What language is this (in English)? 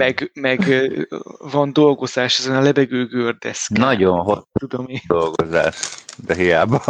Hungarian